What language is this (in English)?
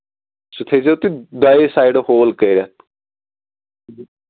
Kashmiri